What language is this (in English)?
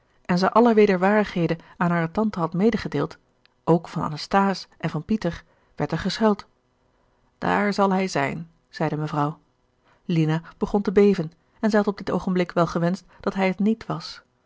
Dutch